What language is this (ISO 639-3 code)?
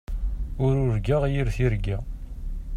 kab